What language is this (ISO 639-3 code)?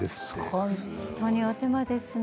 jpn